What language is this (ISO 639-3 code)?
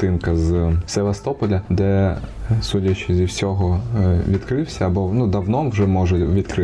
ukr